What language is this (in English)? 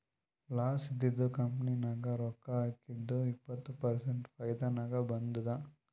Kannada